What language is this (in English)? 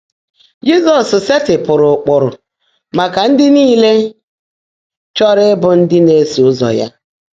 Igbo